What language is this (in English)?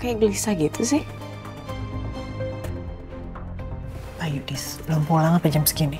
Indonesian